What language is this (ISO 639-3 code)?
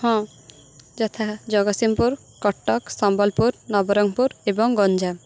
ori